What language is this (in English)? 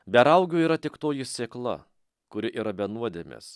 Lithuanian